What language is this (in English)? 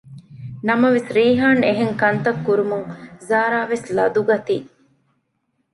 Divehi